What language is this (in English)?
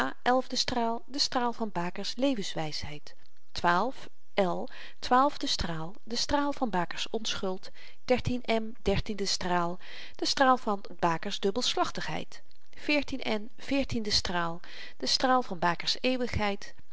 Dutch